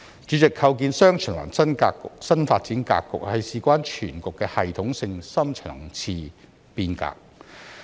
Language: Cantonese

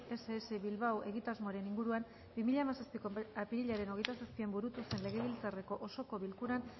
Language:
Basque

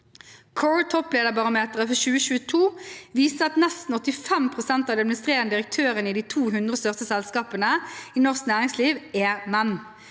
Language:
Norwegian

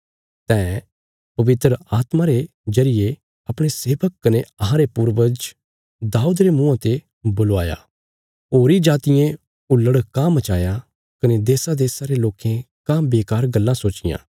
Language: Bilaspuri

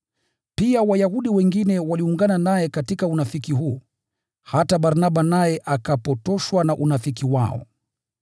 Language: Swahili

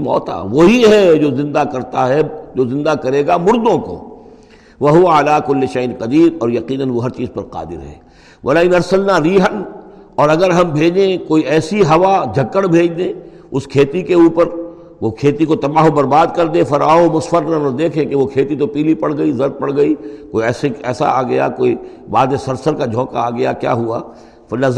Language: Urdu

